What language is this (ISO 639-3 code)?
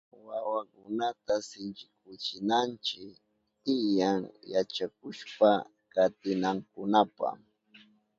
qup